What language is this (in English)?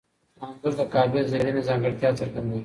Pashto